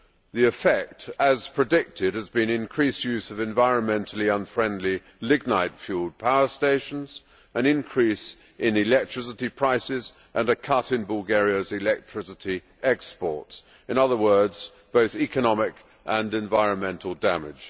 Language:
English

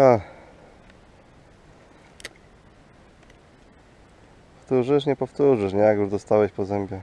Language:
Polish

